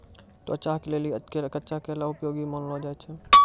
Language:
Maithili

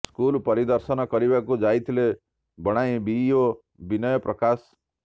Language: Odia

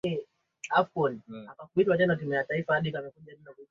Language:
Swahili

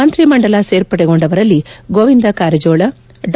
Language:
Kannada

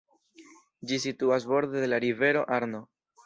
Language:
Esperanto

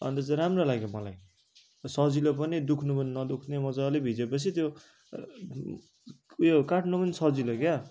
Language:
Nepali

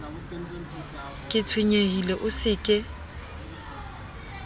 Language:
Southern Sotho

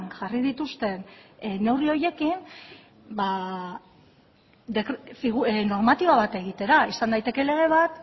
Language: Basque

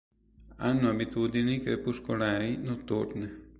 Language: Italian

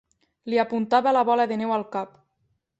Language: Catalan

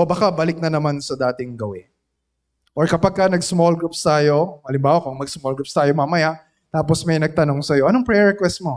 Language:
Filipino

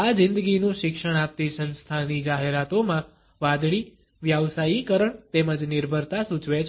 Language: Gujarati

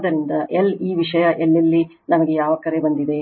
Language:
Kannada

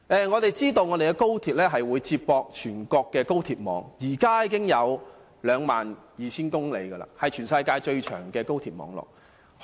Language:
Cantonese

